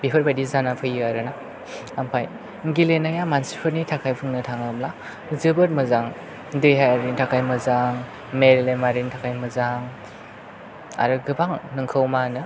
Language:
Bodo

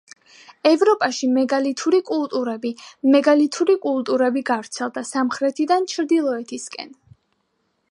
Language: Georgian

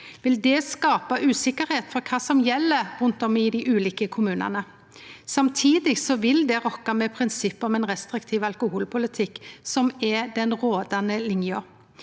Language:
Norwegian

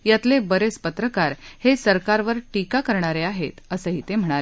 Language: Marathi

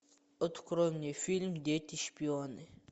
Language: Russian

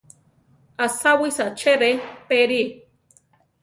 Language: Central Tarahumara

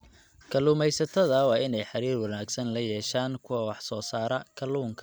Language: Somali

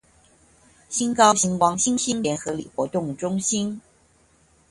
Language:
Chinese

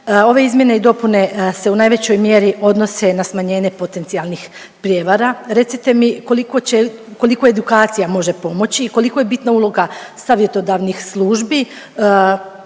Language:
Croatian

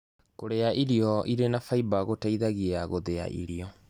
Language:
Kikuyu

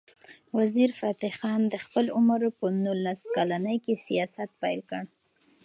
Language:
Pashto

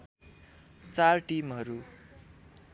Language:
Nepali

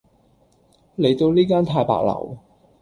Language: Cantonese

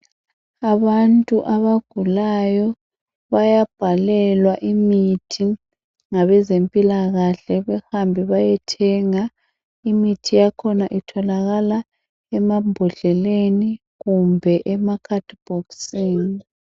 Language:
North Ndebele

